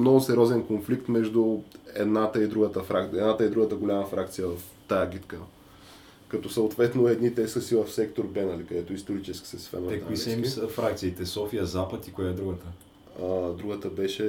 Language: Bulgarian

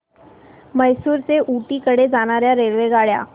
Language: Marathi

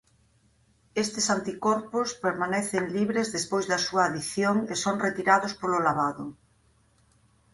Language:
Galician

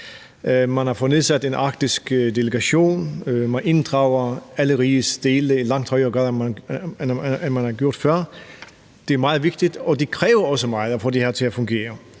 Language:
Danish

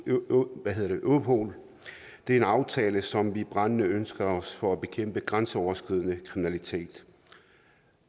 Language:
Danish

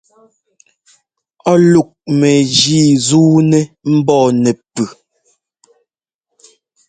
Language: Ngomba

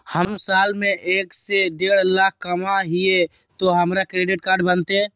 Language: Magahi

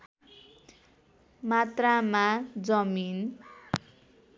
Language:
Nepali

